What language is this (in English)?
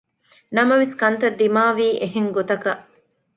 Divehi